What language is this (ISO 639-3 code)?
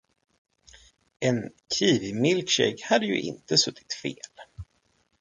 swe